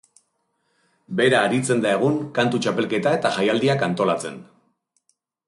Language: Basque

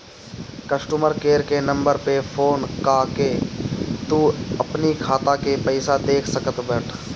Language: Bhojpuri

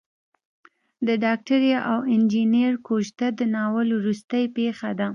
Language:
Pashto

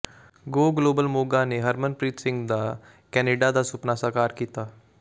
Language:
Punjabi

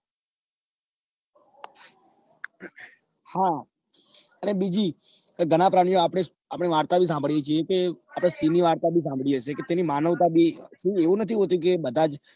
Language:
Gujarati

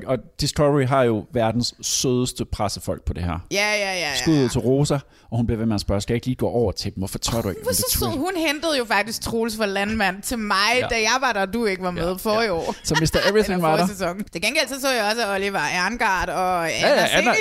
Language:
Danish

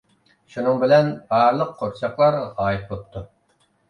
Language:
Uyghur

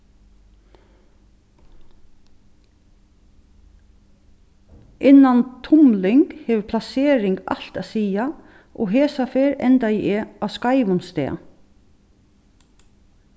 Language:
Faroese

